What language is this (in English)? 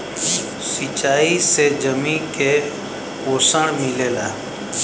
Bhojpuri